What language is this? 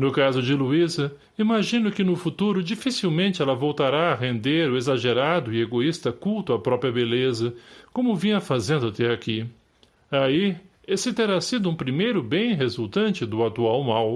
Portuguese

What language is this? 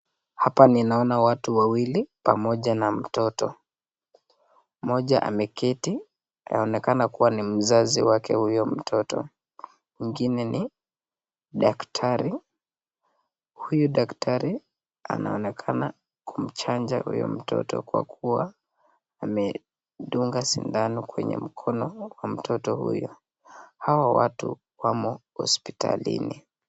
Swahili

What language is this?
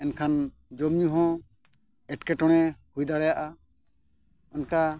Santali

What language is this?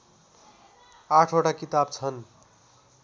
Nepali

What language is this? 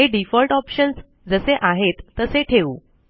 Marathi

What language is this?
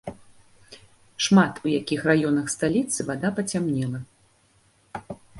Belarusian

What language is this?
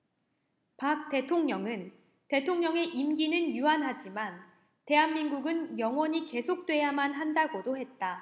Korean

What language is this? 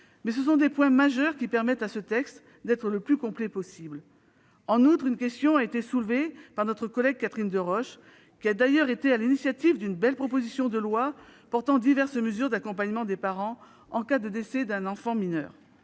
French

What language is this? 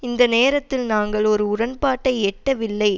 Tamil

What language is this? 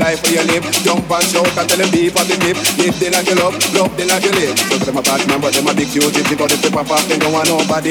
English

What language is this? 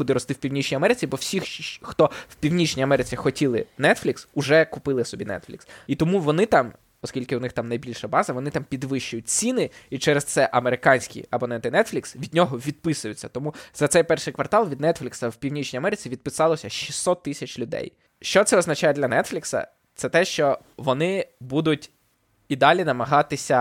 Ukrainian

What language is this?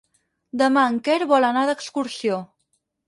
Catalan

